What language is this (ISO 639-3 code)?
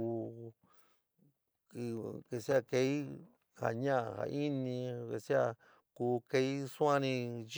mig